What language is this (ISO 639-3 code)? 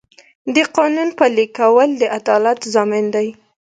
pus